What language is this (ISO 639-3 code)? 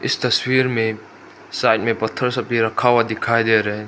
hin